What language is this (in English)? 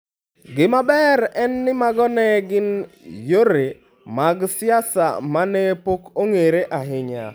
Luo (Kenya and Tanzania)